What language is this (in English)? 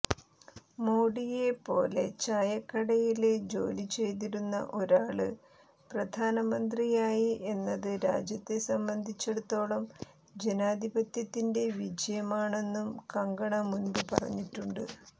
Malayalam